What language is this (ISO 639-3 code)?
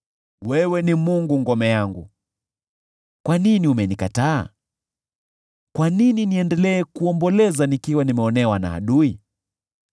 swa